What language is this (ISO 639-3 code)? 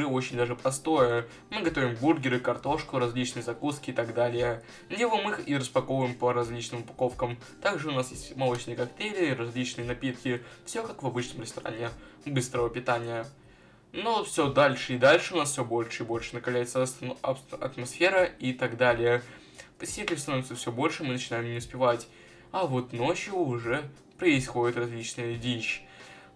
rus